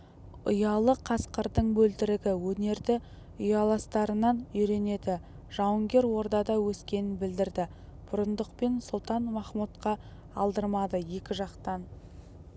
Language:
Kazakh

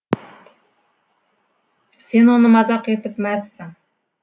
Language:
Kazakh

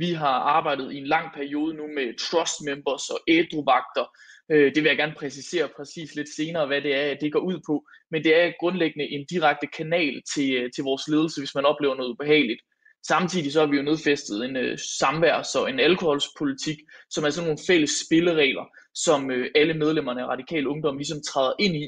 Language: Danish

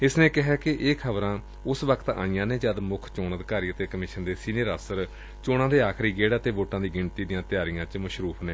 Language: Punjabi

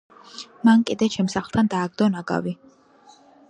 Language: Georgian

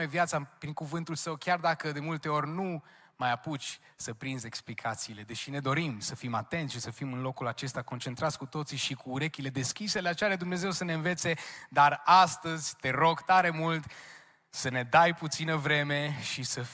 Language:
Romanian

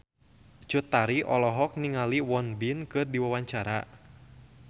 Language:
Sundanese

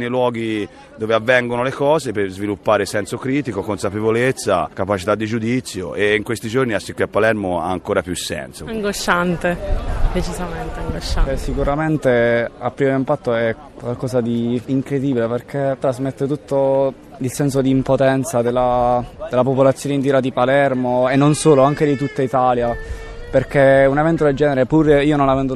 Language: Italian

